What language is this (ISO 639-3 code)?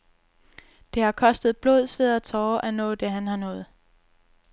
dan